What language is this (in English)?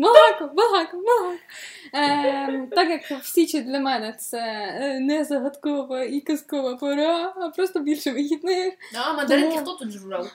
Ukrainian